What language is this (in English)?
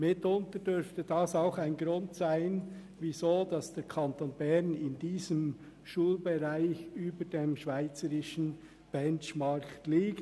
Swiss German